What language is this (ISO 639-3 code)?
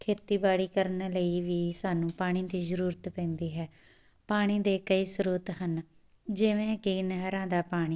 pan